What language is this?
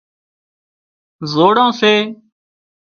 Wadiyara Koli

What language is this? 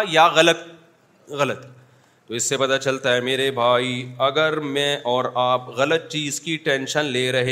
Urdu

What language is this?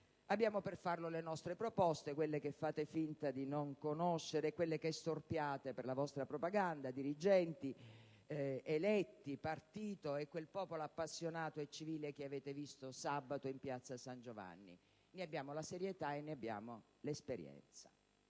Italian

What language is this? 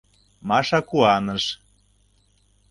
Mari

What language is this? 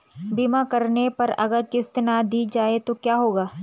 Hindi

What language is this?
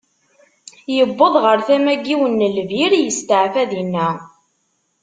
Kabyle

